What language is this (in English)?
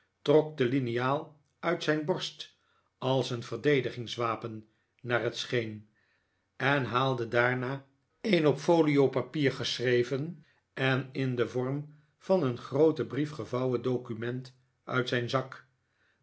Dutch